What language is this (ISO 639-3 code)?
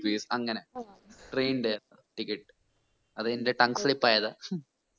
mal